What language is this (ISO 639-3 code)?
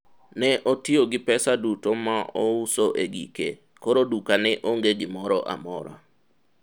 luo